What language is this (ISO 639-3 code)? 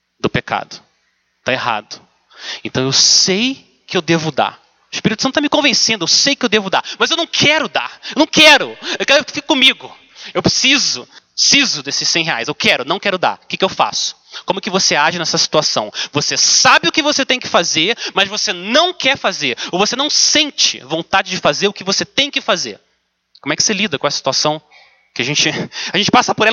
por